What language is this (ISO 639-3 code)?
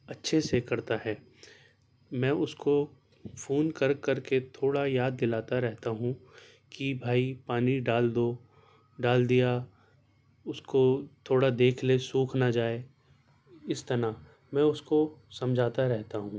urd